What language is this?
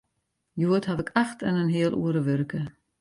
Western Frisian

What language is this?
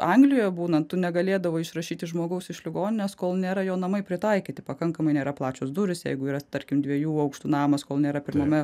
Lithuanian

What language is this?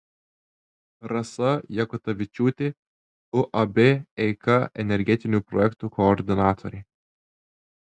Lithuanian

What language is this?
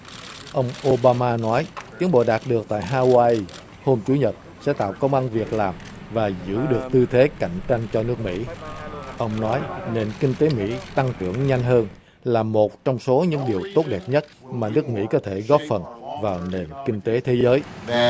Vietnamese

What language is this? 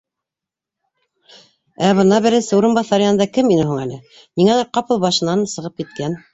Bashkir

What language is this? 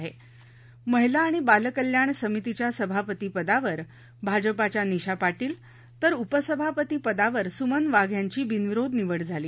Marathi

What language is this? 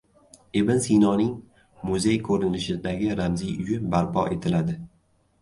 Uzbek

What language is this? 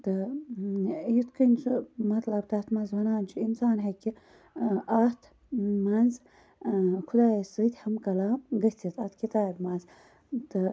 Kashmiri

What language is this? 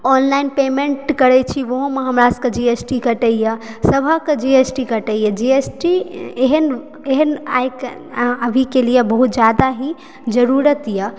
Maithili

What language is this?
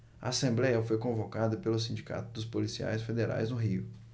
Portuguese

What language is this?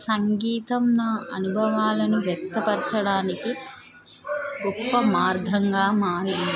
Telugu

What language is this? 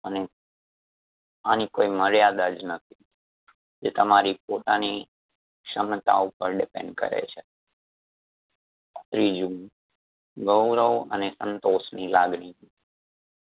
Gujarati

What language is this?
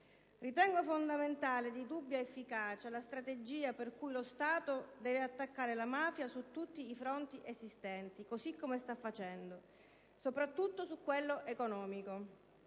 Italian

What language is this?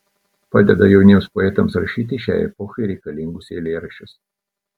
Lithuanian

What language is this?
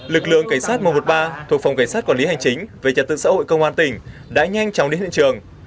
Vietnamese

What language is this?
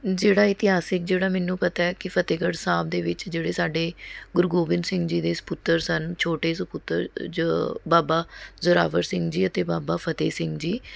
Punjabi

